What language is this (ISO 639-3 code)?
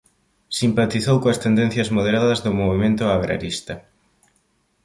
glg